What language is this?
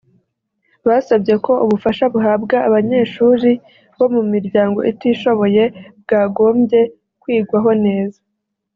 Kinyarwanda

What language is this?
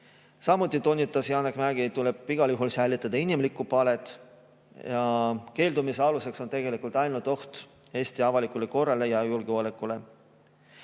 Estonian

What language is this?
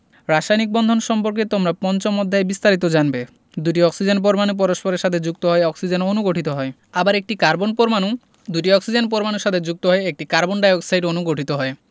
Bangla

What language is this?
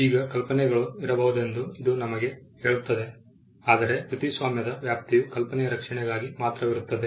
Kannada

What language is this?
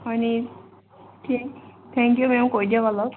Assamese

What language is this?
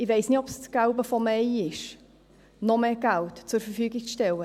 Swiss German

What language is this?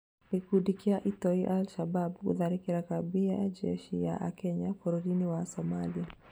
Kikuyu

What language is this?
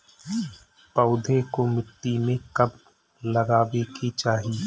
Bhojpuri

